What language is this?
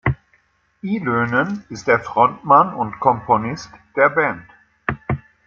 German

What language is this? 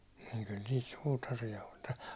Finnish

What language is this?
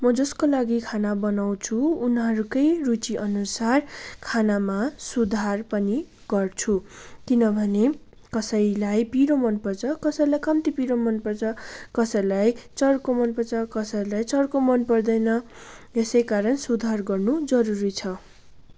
Nepali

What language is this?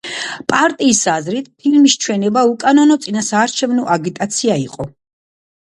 Georgian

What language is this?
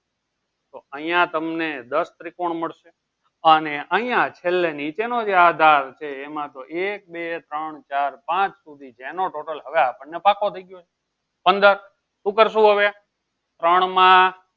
Gujarati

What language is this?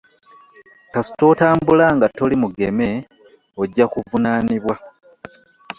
Ganda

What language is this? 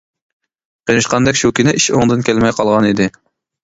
Uyghur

